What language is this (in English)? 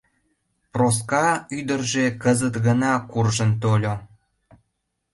Mari